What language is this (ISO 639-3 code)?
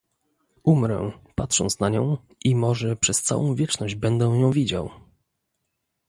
pol